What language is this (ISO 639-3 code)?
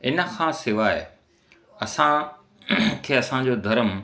snd